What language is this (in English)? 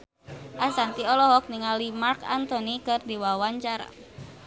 Sundanese